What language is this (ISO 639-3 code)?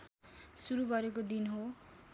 nep